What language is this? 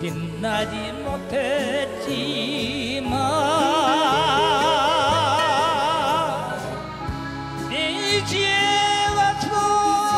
Korean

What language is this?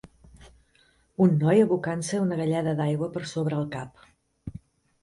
Catalan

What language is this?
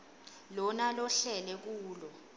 Swati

